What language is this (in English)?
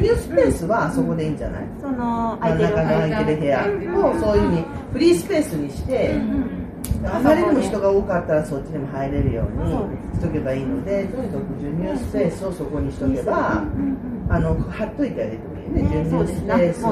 Japanese